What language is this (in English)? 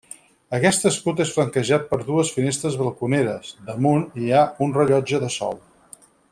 Catalan